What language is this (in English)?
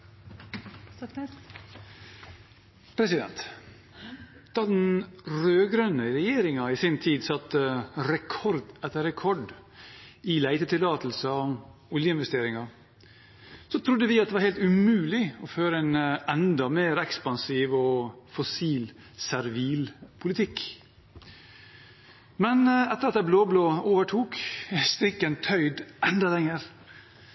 Norwegian